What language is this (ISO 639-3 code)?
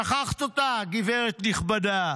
heb